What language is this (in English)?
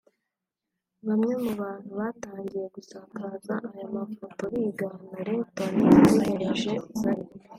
Kinyarwanda